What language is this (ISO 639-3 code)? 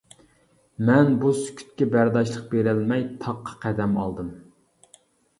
uig